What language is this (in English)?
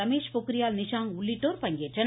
Tamil